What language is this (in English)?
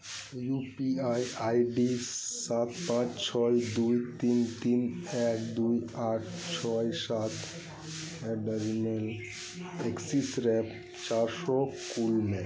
Santali